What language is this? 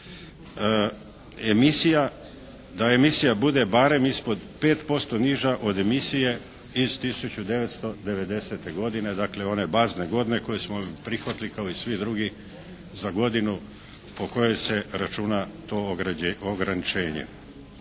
Croatian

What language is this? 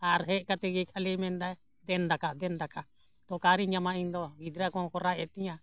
Santali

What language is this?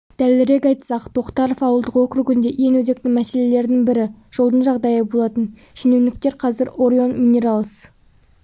Kazakh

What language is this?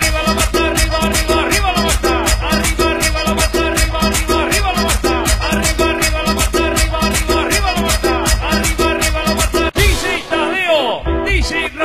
Portuguese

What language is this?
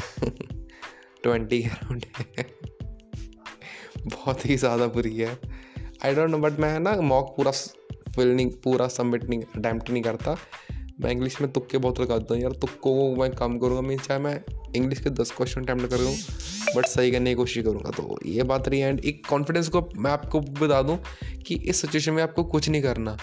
Hindi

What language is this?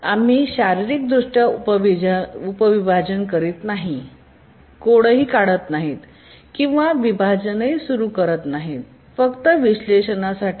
Marathi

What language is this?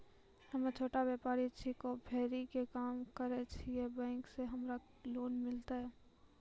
Maithili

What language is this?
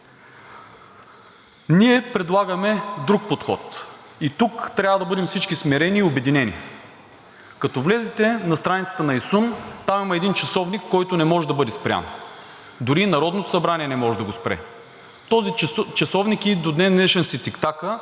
Bulgarian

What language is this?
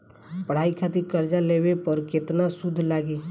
Bhojpuri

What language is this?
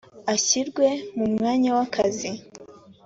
Kinyarwanda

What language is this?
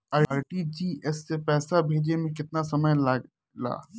Bhojpuri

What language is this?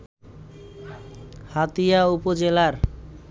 Bangla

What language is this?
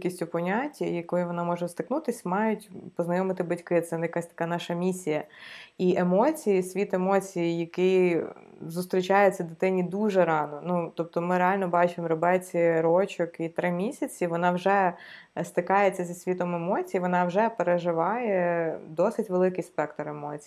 Ukrainian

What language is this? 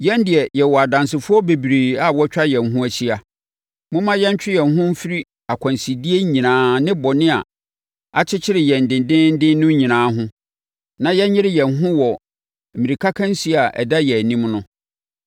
Akan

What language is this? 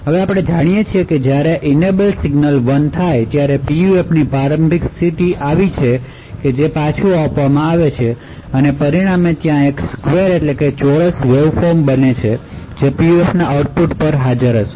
Gujarati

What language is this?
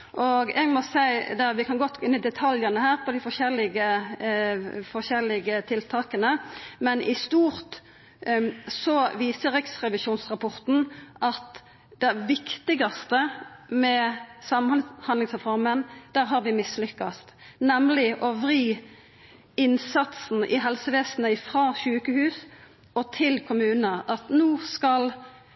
Norwegian Nynorsk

